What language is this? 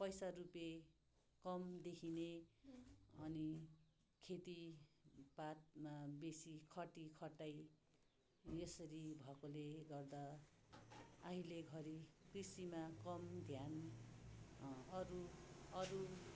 Nepali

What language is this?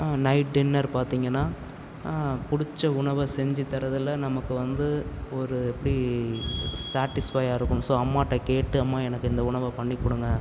Tamil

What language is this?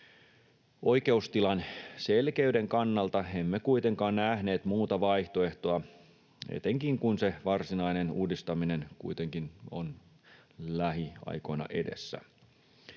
Finnish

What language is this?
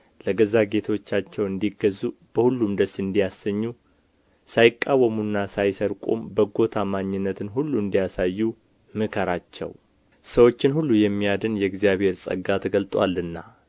Amharic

